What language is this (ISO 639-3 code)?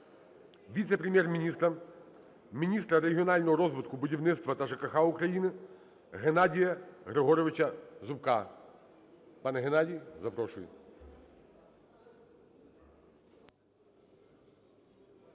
ukr